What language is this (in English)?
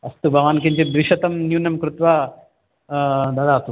Sanskrit